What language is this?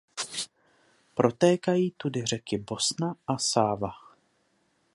Czech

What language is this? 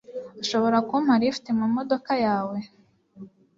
Kinyarwanda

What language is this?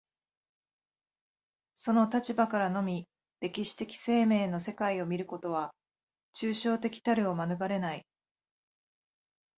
Japanese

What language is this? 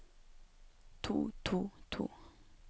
Norwegian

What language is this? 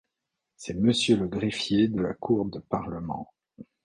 French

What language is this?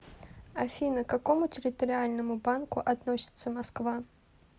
Russian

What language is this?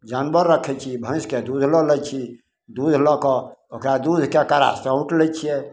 Maithili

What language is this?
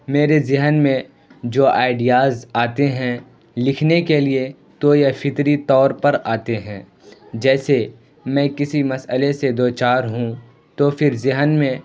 Urdu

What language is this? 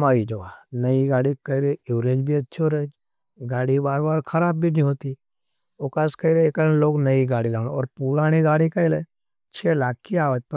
Nimadi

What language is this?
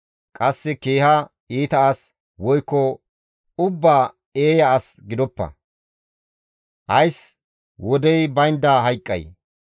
Gamo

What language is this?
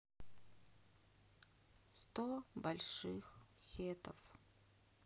Russian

